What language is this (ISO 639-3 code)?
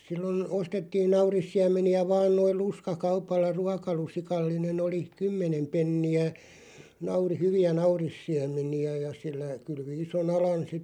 fin